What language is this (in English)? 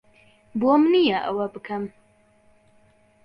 Central Kurdish